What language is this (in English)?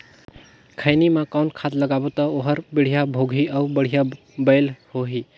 Chhattisgarhi